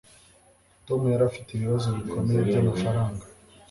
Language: Kinyarwanda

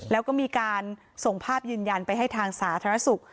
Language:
Thai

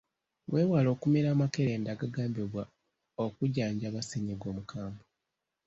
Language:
Ganda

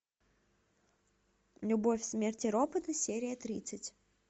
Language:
Russian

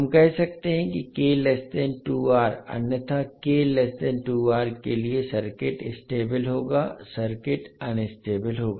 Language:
Hindi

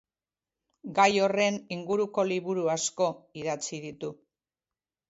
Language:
Basque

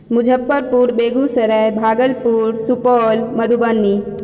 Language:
Maithili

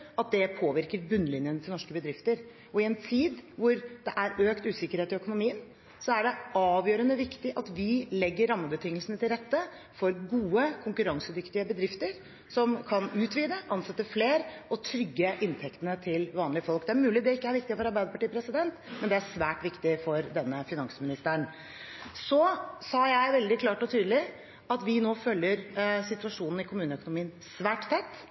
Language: Norwegian Bokmål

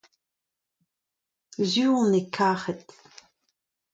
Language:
Breton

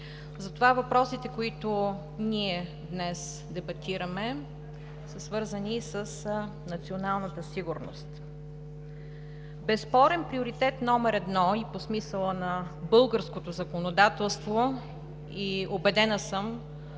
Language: Bulgarian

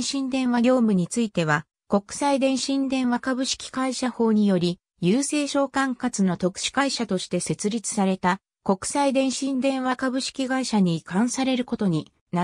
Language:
Japanese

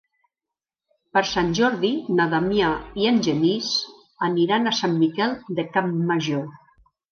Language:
Catalan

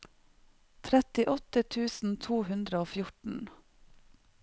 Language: Norwegian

